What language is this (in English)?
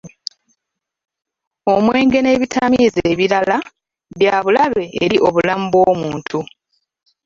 Ganda